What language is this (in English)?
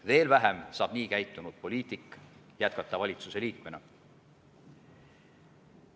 Estonian